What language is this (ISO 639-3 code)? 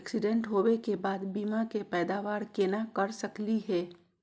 mag